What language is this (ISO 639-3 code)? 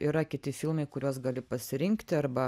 lit